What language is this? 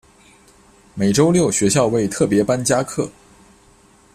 Chinese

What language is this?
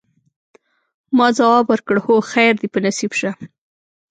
Pashto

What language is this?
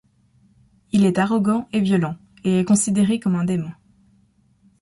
French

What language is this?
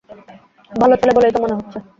Bangla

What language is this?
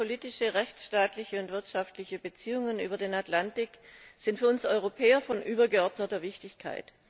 German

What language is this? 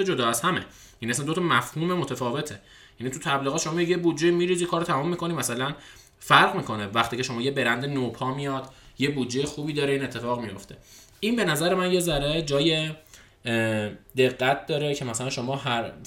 Persian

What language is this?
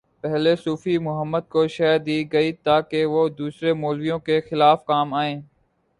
Urdu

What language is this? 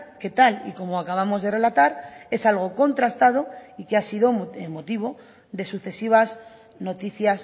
Spanish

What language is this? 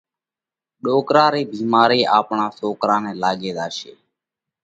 Parkari Koli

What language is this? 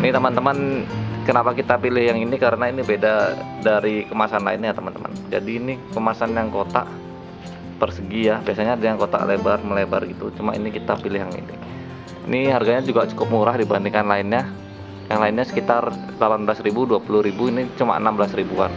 Indonesian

